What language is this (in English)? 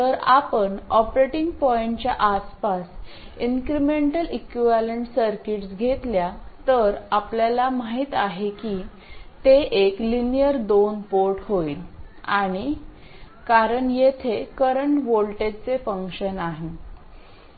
Marathi